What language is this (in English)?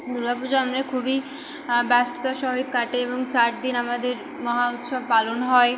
Bangla